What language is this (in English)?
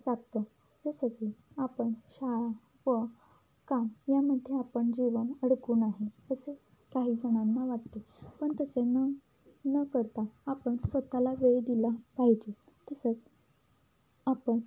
Marathi